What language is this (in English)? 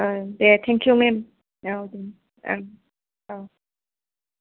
Bodo